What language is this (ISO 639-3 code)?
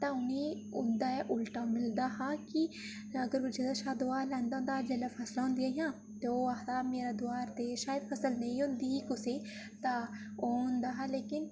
doi